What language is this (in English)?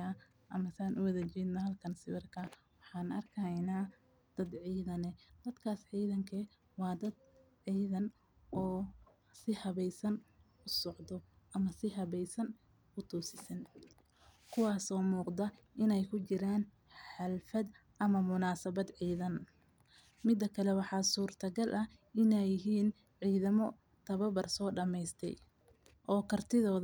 Somali